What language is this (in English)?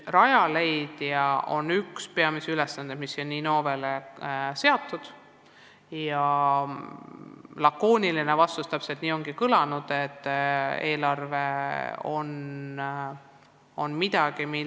Estonian